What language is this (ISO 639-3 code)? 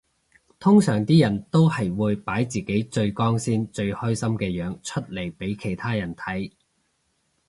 yue